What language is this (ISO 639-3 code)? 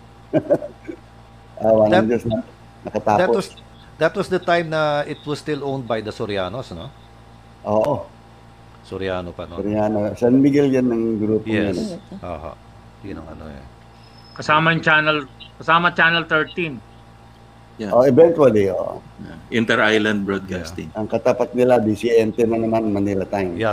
fil